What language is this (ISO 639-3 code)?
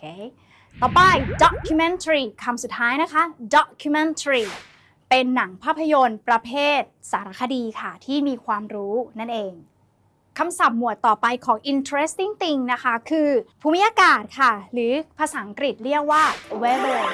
tha